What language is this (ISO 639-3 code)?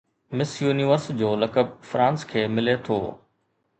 snd